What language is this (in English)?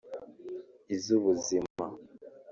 Kinyarwanda